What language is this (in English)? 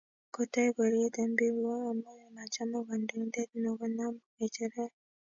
Kalenjin